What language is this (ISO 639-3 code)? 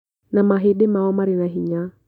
kik